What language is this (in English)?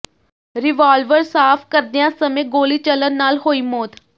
Punjabi